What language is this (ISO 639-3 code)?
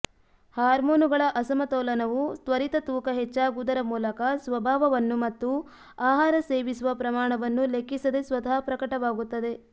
kan